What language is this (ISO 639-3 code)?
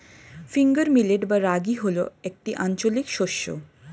ben